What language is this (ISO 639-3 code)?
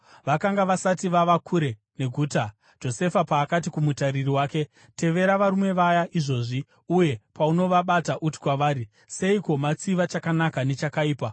sna